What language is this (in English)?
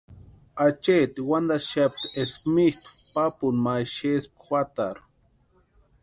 Western Highland Purepecha